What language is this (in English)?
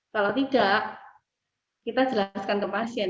Indonesian